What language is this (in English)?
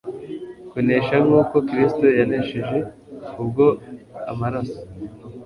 Kinyarwanda